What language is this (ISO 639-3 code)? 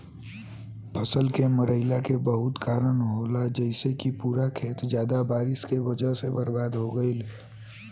bho